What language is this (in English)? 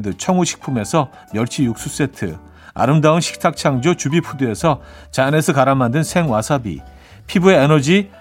Korean